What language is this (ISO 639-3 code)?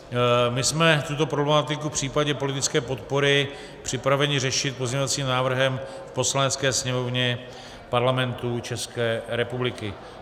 ces